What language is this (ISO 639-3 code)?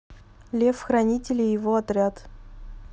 rus